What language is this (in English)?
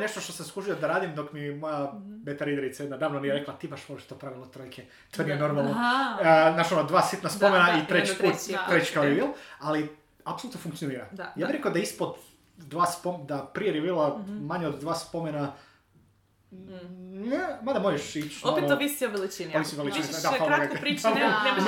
Croatian